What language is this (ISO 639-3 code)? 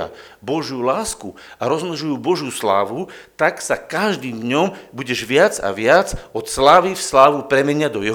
slk